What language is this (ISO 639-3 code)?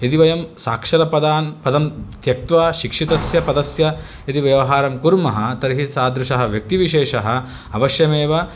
san